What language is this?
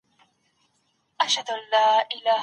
Pashto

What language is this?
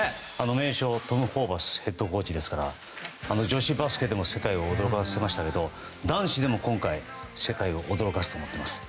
Japanese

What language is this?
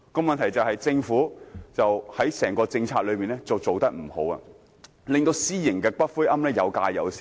Cantonese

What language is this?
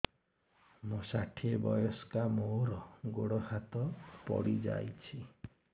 Odia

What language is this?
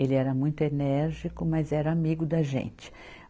Portuguese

